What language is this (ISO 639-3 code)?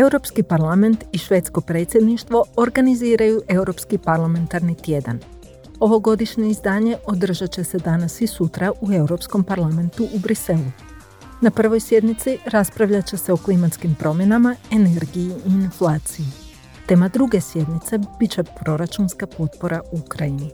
hrv